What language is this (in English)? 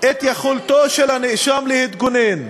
Hebrew